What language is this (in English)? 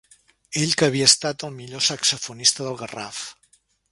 Catalan